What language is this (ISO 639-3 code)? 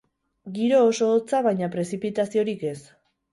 eus